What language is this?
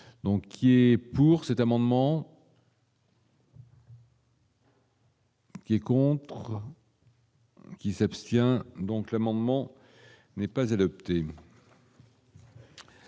French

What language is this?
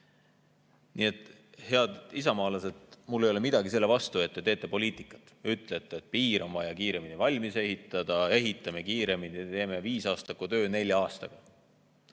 Estonian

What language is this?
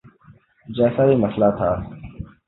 Urdu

